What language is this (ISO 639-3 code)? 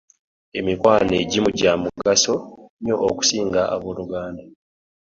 lug